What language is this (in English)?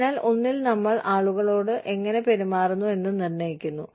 Malayalam